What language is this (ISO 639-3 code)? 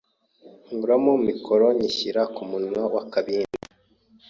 kin